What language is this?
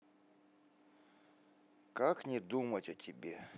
Russian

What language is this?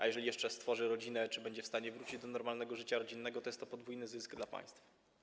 Polish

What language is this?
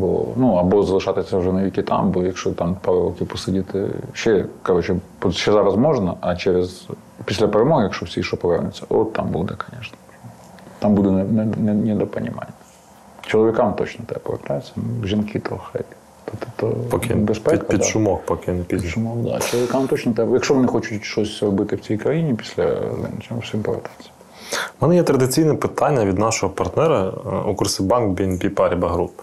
Ukrainian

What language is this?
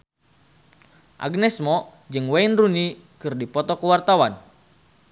Sundanese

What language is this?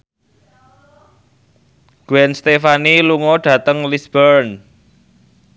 Javanese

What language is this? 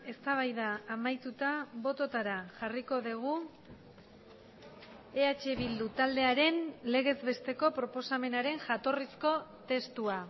Basque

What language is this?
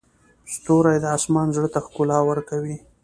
Pashto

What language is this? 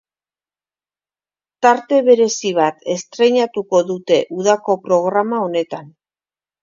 Basque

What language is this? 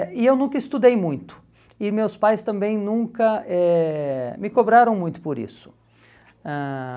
Portuguese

